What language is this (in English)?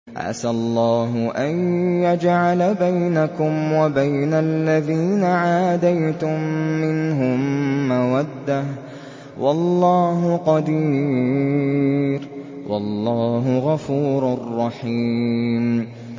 Arabic